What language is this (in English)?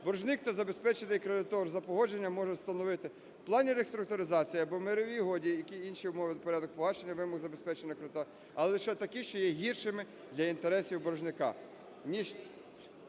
Ukrainian